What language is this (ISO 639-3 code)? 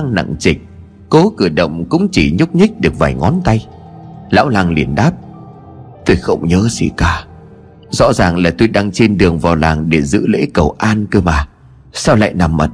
vie